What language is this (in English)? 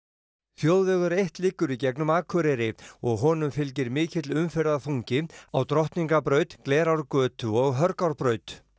Icelandic